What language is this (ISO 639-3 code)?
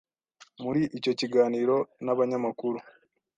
kin